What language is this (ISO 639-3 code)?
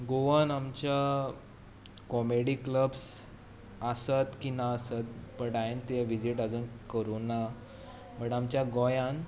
kok